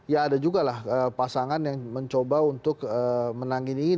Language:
Indonesian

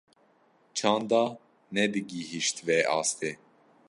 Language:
Kurdish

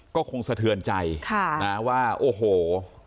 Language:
Thai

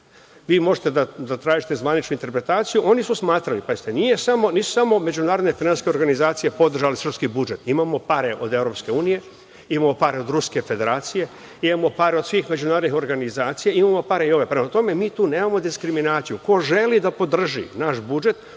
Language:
Serbian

